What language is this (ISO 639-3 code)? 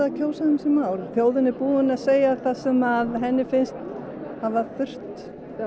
isl